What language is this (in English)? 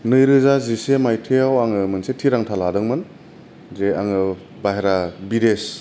Bodo